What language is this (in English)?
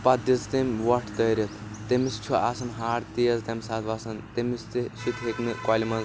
Kashmiri